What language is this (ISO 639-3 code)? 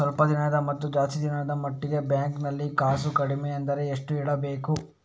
kan